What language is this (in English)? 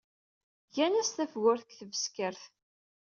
Kabyle